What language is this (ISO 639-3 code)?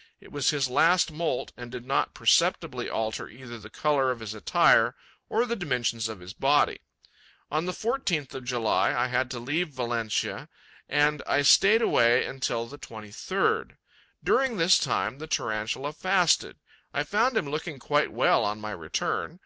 eng